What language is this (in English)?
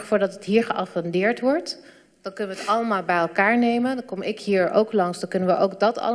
Dutch